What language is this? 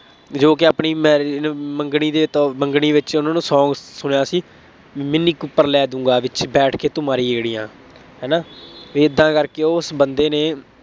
Punjabi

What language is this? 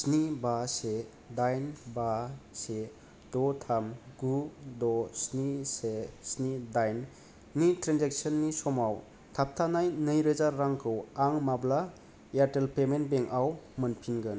Bodo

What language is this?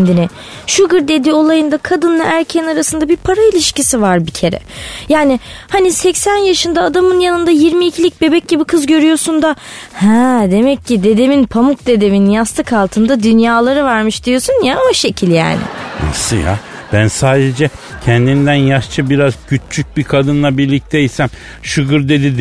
Turkish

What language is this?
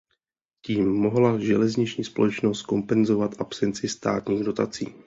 Czech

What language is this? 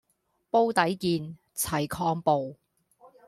Cantonese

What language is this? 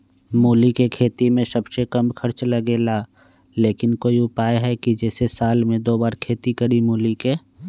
Magahi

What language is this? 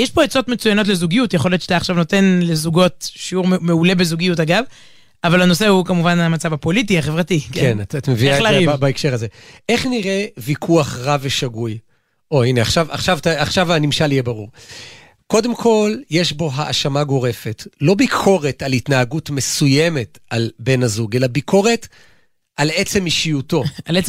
Hebrew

